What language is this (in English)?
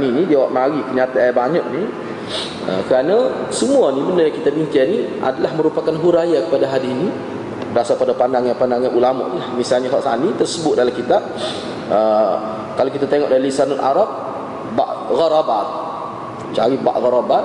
Malay